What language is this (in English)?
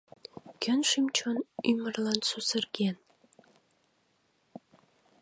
Mari